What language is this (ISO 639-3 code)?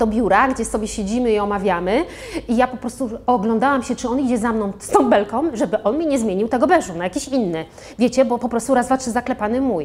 pol